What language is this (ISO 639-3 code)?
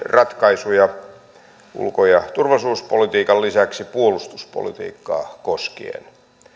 fin